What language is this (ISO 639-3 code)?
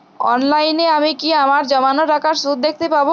ben